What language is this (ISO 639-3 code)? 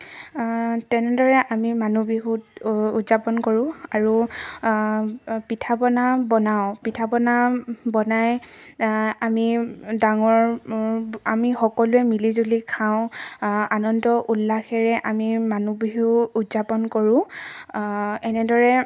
asm